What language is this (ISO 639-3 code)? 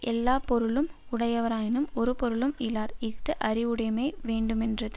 tam